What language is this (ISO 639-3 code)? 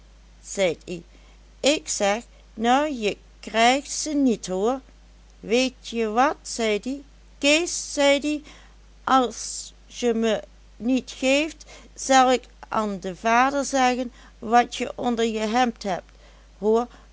nld